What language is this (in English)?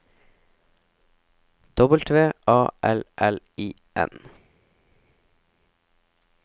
Norwegian